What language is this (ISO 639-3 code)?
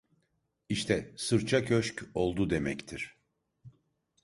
tur